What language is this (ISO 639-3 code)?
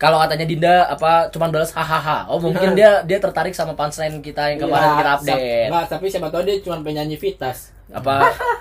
ind